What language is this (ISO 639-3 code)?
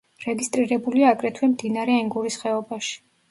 kat